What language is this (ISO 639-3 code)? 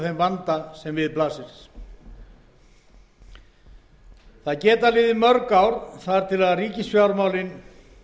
isl